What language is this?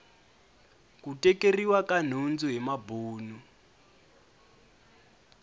Tsonga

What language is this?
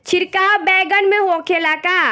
Bhojpuri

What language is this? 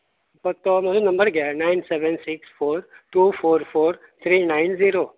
Konkani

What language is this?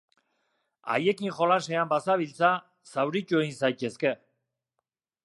Basque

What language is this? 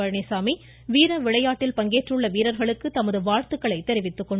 Tamil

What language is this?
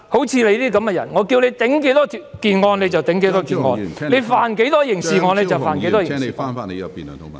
Cantonese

